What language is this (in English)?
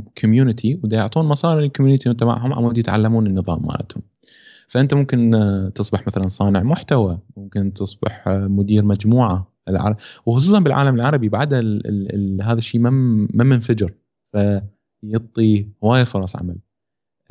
Arabic